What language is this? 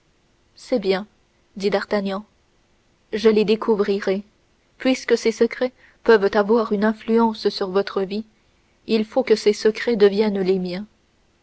French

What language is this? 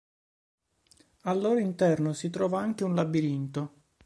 Italian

